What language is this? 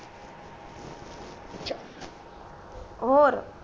Punjabi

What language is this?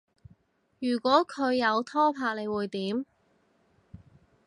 Cantonese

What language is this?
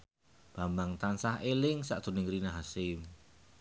Javanese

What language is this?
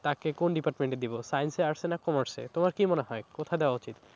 Bangla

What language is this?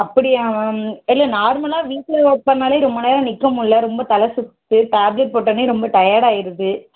Tamil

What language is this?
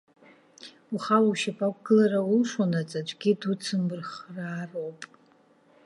Abkhazian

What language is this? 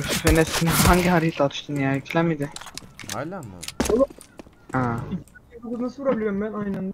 Turkish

